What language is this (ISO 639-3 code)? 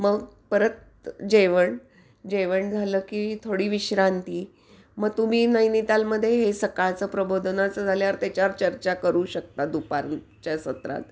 mar